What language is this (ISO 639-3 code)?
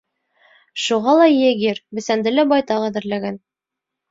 bak